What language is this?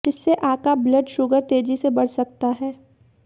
Hindi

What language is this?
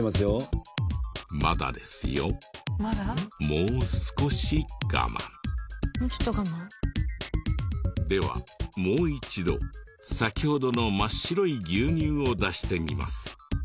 Japanese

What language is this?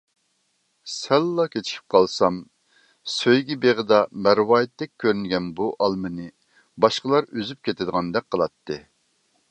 Uyghur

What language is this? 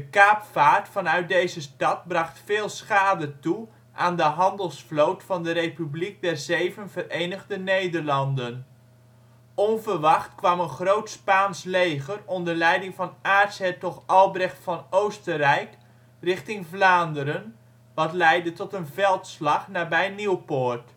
Dutch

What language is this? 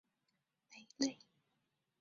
Chinese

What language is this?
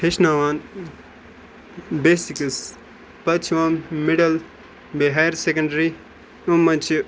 Kashmiri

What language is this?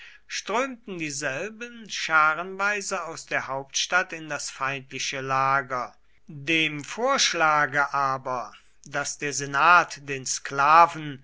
German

